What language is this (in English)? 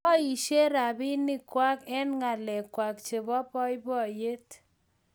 Kalenjin